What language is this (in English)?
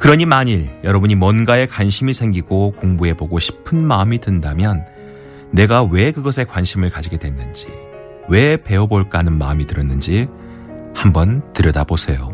Korean